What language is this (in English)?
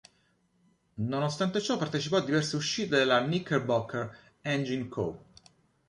Italian